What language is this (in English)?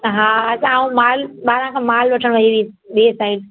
Sindhi